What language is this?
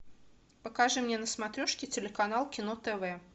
Russian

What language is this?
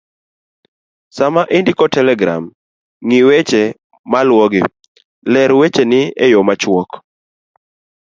Luo (Kenya and Tanzania)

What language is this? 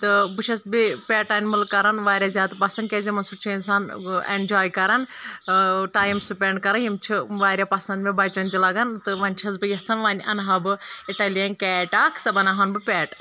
Kashmiri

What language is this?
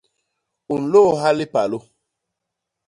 Basaa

